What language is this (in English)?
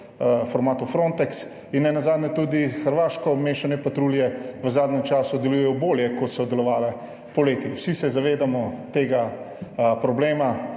Slovenian